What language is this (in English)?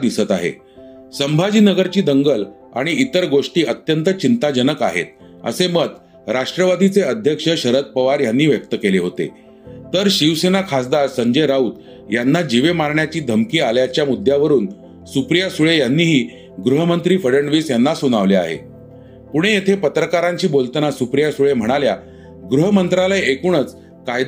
Marathi